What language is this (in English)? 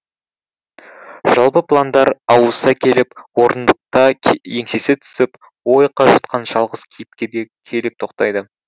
Kazakh